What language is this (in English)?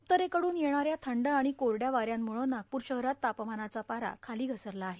Marathi